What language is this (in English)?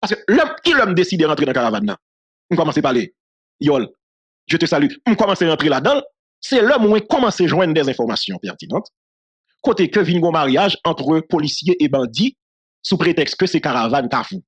French